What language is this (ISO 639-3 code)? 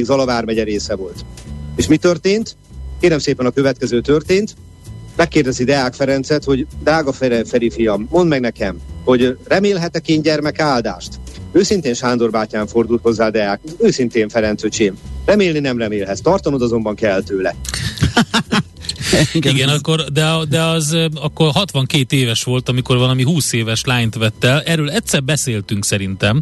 hun